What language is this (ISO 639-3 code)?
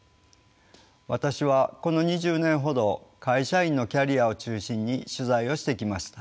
jpn